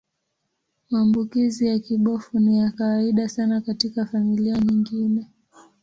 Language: Swahili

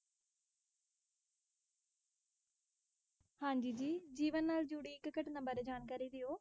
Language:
Punjabi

